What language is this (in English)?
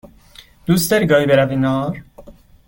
Persian